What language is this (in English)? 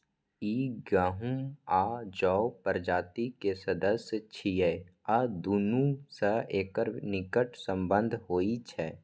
Maithili